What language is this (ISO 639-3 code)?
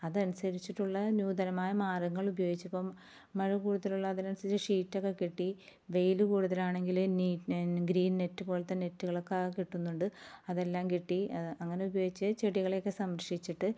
mal